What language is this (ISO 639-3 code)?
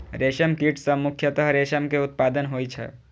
mai